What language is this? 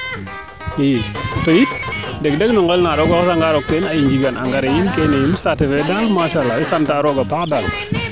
Serer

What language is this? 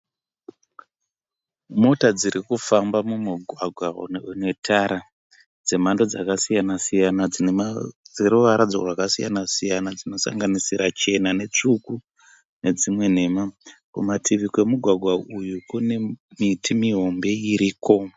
Shona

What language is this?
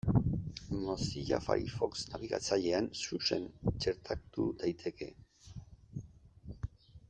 Basque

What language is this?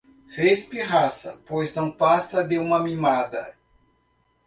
Portuguese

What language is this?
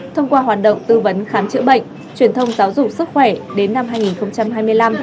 Vietnamese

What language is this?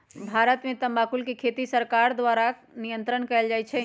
Magahi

